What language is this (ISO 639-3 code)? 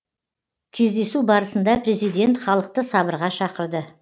kaz